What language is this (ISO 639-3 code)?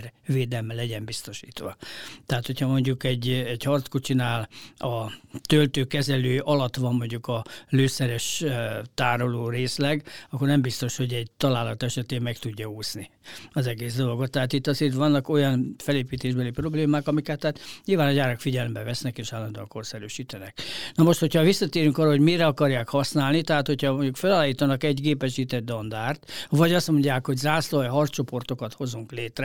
hun